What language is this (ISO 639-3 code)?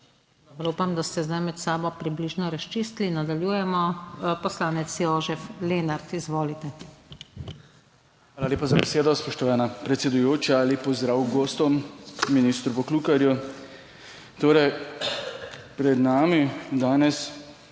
slv